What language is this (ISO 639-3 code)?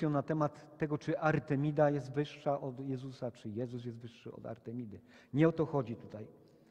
pol